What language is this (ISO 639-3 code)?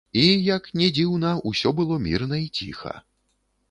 bel